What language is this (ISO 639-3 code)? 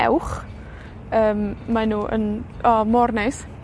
cym